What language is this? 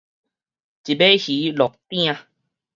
Min Nan Chinese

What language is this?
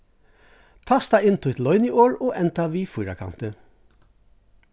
Faroese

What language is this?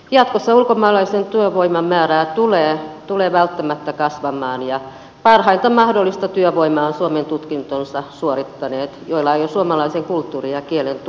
Finnish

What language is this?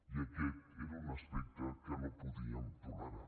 Catalan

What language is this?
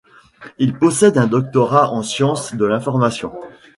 French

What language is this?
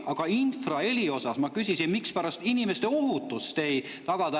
Estonian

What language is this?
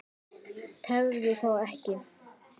Icelandic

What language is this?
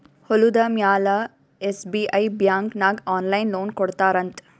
Kannada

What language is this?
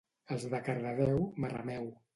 Catalan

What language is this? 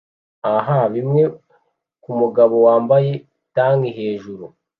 Kinyarwanda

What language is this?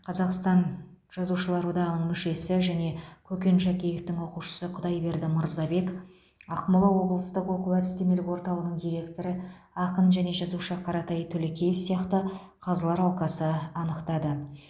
Kazakh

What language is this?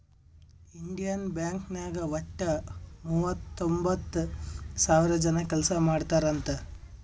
Kannada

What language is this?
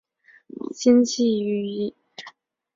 Chinese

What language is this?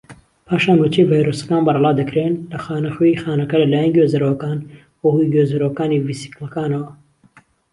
Central Kurdish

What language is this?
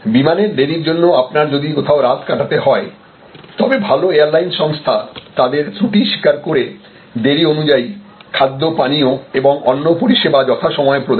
Bangla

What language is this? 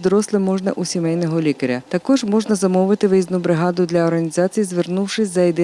Ukrainian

